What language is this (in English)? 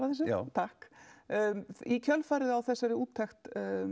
Icelandic